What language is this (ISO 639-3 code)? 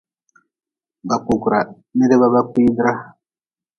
nmz